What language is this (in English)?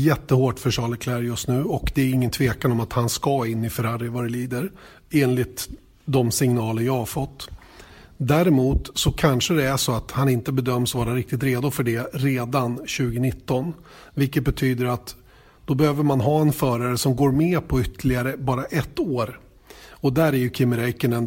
Swedish